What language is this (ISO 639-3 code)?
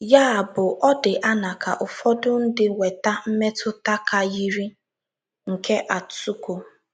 ibo